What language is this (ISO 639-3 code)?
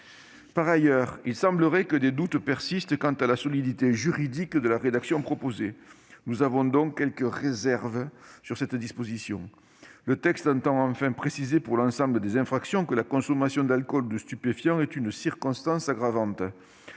fra